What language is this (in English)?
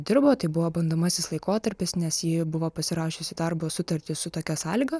Lithuanian